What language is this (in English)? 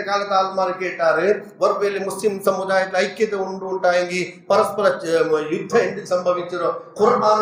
Urdu